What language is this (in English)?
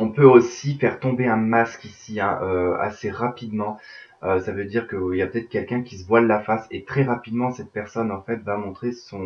French